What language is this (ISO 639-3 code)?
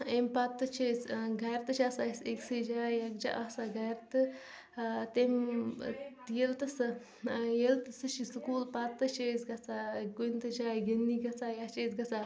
kas